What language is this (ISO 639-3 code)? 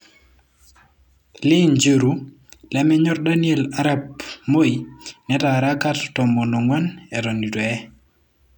mas